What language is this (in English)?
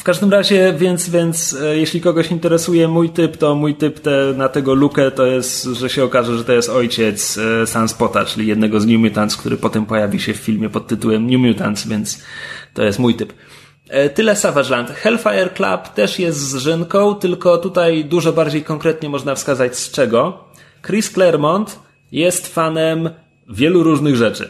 Polish